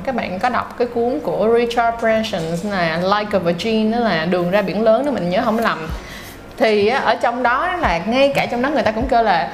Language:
Vietnamese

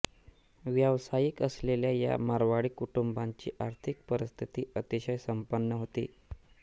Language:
Marathi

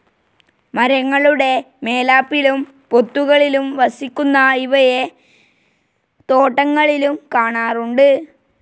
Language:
Malayalam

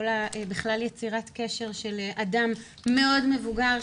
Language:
Hebrew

